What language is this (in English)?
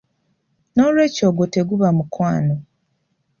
Ganda